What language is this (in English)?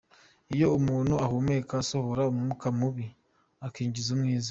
Kinyarwanda